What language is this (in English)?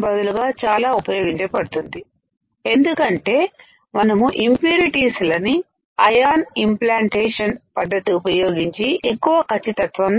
Telugu